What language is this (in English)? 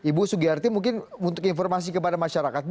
Indonesian